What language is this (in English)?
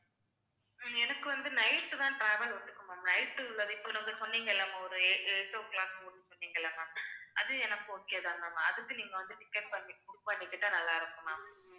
Tamil